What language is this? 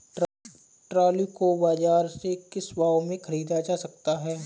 Hindi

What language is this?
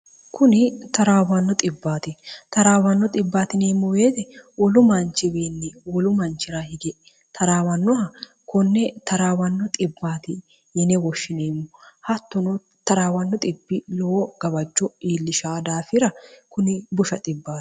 Sidamo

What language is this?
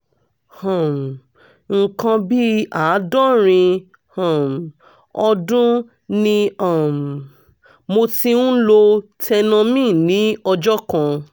Yoruba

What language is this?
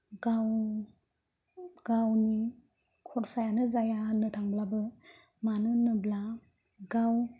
Bodo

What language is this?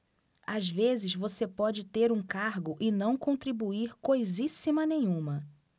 Portuguese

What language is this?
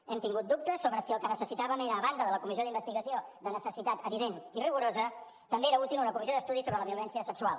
Catalan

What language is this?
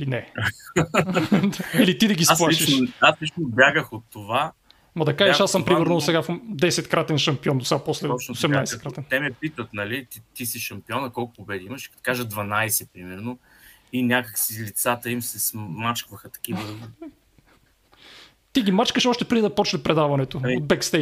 Bulgarian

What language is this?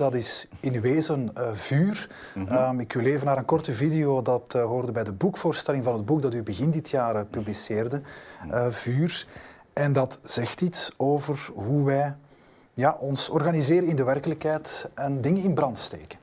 Dutch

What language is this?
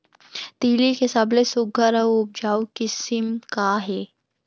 Chhattisgarhi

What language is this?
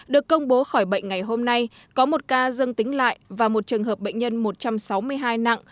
Vietnamese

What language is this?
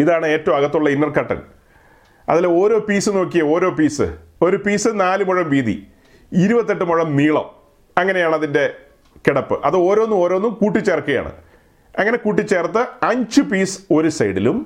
Malayalam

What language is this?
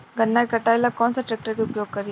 Bhojpuri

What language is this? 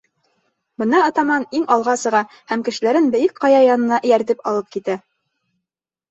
Bashkir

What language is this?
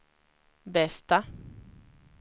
Swedish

